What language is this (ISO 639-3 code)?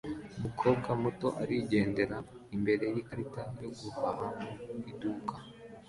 kin